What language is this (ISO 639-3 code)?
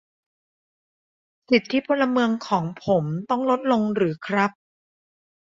tha